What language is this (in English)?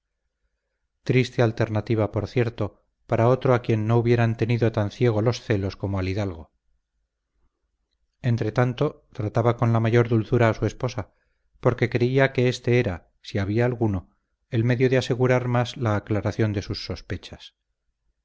Spanish